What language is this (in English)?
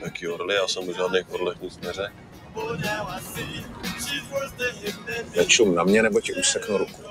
Czech